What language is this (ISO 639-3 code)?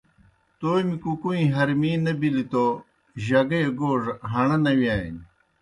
plk